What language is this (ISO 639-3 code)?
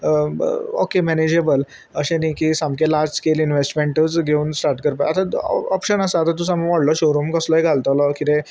kok